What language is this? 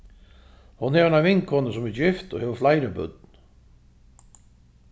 Faroese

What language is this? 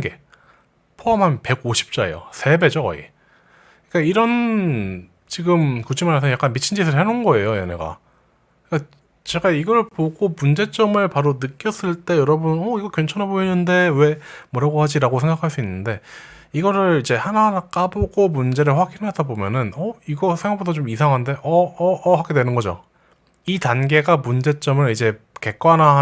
Korean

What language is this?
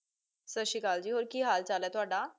Punjabi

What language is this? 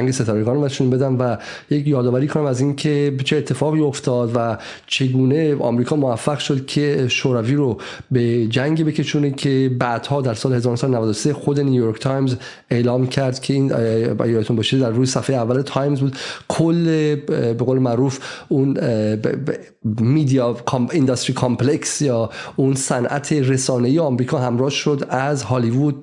Persian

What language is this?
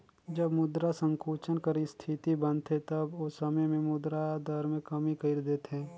Chhattisgarhi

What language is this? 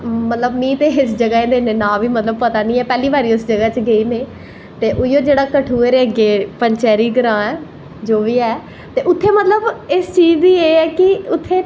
Dogri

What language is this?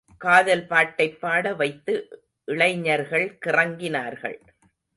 Tamil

